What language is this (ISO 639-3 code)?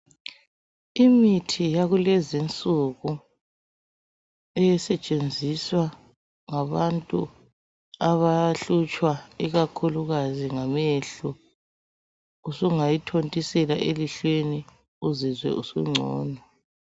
nde